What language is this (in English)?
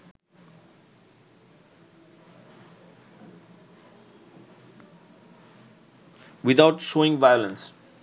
Bangla